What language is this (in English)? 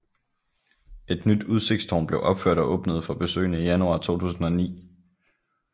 Danish